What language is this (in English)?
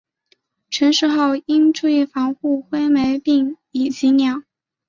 Chinese